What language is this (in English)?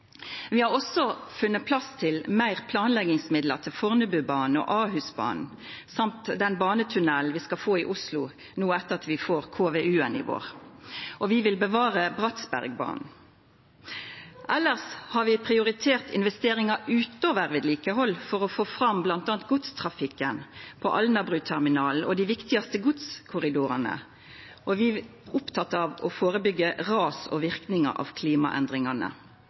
Norwegian Nynorsk